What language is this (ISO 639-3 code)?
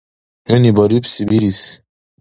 dar